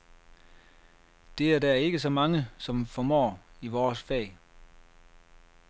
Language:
Danish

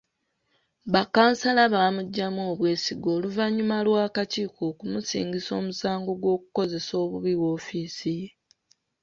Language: Ganda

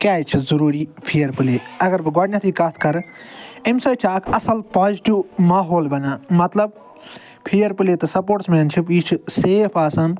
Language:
Kashmiri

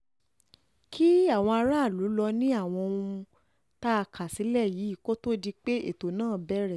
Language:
Yoruba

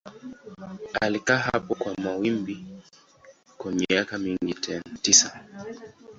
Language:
Swahili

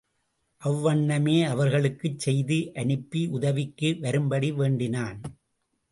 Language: Tamil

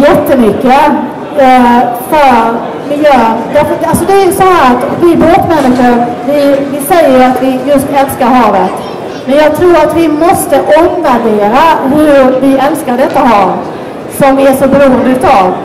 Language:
Swedish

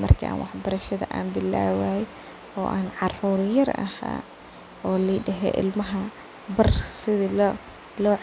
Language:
Somali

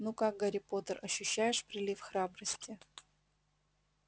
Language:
Russian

